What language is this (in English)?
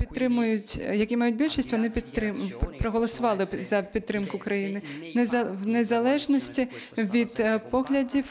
Ukrainian